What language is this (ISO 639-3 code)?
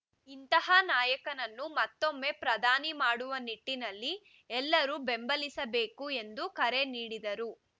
kan